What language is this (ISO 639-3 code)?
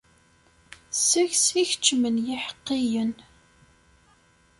kab